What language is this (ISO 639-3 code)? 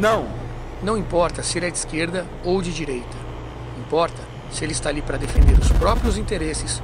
por